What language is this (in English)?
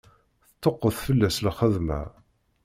Kabyle